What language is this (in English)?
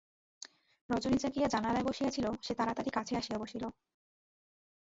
Bangla